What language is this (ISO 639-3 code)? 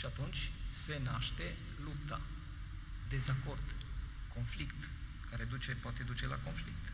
ron